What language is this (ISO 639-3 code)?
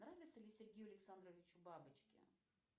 rus